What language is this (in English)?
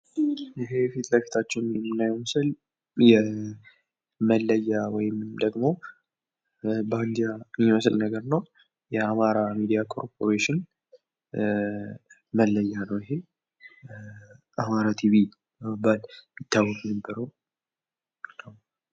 Amharic